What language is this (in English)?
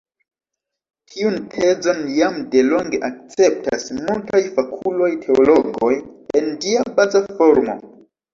Esperanto